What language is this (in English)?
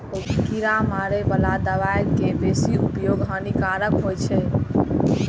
Maithili